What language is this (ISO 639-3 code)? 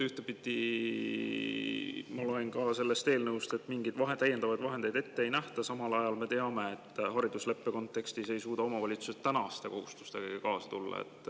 est